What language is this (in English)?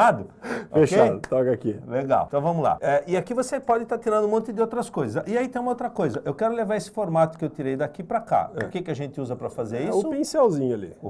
Portuguese